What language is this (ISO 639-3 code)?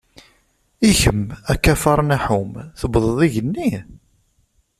kab